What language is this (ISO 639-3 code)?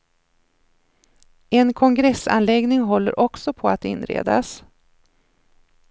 swe